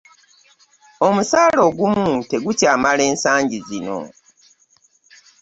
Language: Ganda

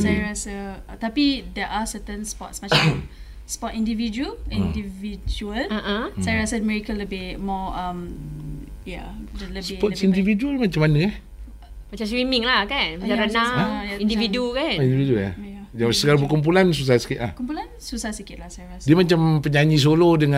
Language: Malay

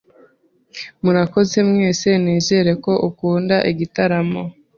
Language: Kinyarwanda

